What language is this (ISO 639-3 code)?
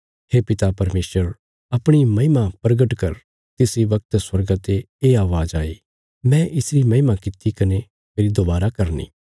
kfs